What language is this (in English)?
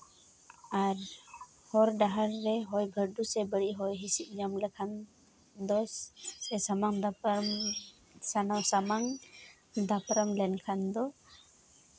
Santali